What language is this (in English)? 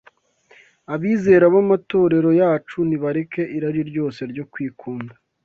Kinyarwanda